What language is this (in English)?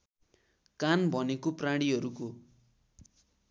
Nepali